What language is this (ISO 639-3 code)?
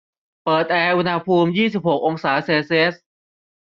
tha